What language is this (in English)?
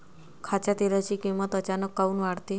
Marathi